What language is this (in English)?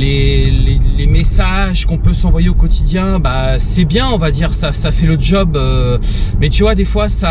French